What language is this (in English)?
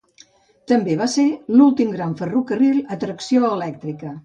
Catalan